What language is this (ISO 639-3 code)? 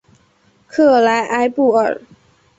zho